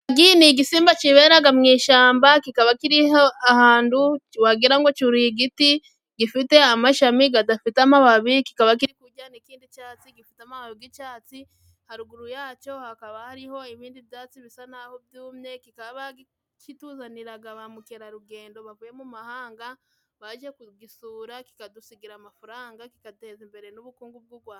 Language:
Kinyarwanda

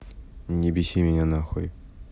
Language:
Russian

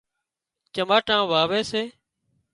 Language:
Wadiyara Koli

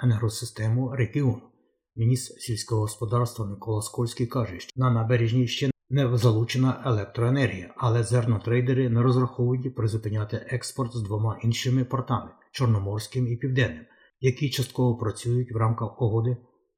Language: Ukrainian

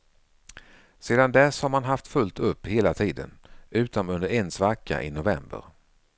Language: Swedish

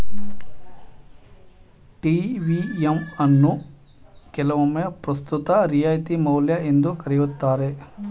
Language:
Kannada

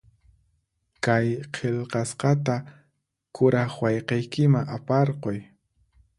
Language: Puno Quechua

